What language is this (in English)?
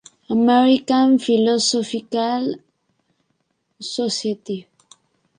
Spanish